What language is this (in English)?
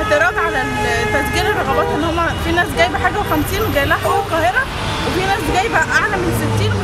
Arabic